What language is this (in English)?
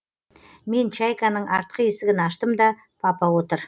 Kazakh